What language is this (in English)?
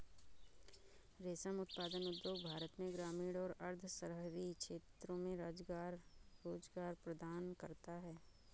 Hindi